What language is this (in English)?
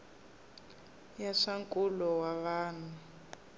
Tsonga